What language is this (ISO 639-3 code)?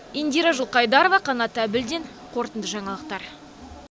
kaz